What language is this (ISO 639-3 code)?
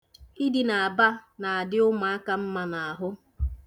ibo